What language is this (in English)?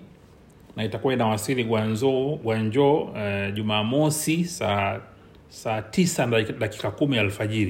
Swahili